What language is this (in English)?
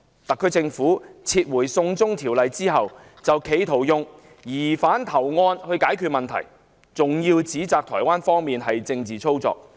Cantonese